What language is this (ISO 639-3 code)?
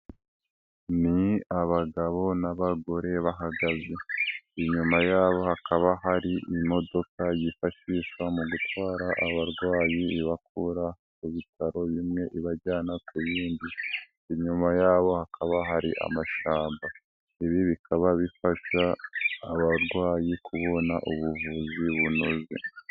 kin